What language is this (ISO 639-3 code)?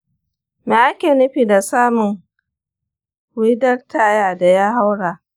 hau